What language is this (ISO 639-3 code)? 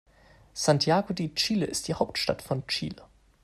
deu